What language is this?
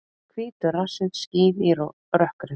Icelandic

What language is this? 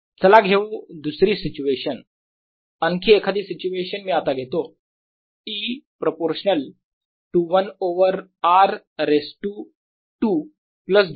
Marathi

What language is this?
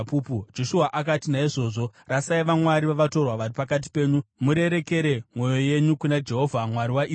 Shona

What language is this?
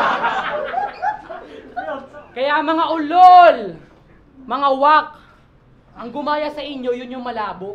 Filipino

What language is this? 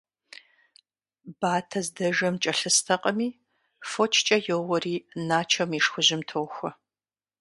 Kabardian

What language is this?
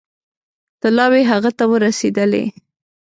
Pashto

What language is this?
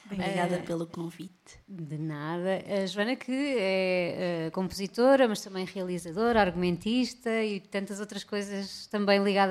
Portuguese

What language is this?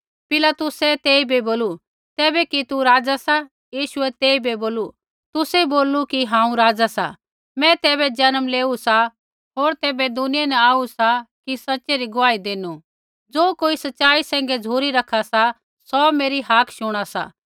Kullu Pahari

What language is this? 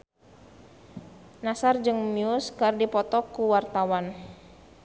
Sundanese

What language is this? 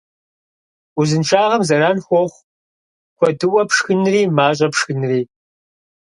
Kabardian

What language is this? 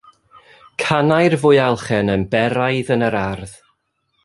Welsh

